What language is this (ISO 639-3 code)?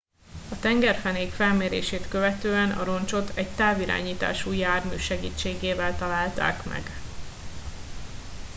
hun